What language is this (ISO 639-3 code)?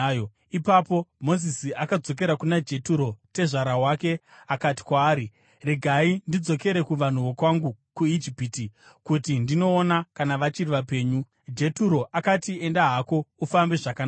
sna